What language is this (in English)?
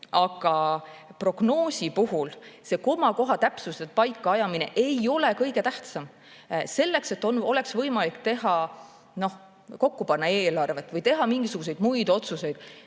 Estonian